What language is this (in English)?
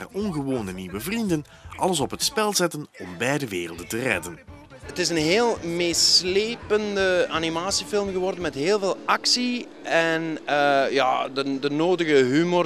Dutch